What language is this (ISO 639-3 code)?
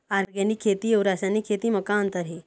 hne